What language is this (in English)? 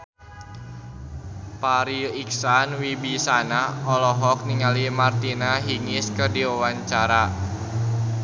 Sundanese